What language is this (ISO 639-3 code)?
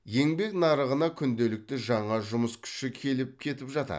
kaz